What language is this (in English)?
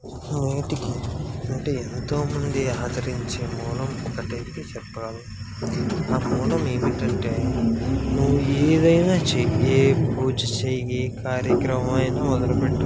Telugu